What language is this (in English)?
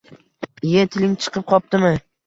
Uzbek